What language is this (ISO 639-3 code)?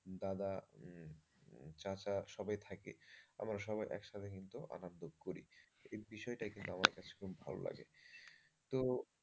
ben